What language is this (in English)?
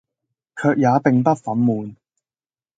Cantonese